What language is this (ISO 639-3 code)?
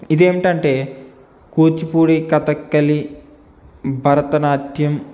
tel